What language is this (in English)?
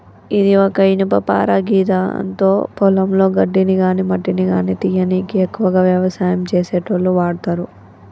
Telugu